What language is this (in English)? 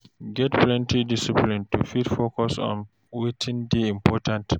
Nigerian Pidgin